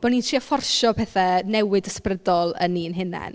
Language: Welsh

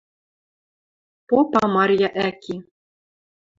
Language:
Western Mari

